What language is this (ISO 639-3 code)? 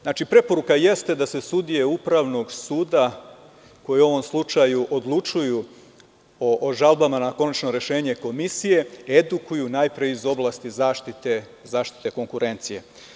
srp